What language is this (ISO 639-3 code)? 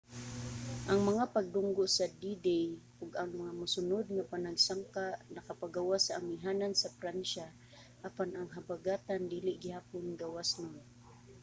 ceb